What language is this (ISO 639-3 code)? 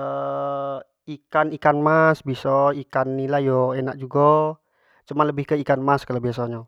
jax